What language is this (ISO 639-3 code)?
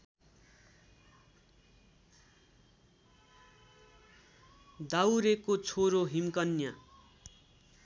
nep